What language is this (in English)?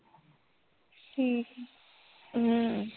Punjabi